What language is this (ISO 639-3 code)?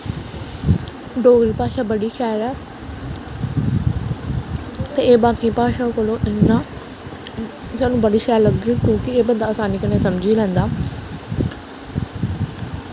doi